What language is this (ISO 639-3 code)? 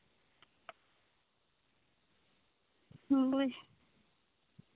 sat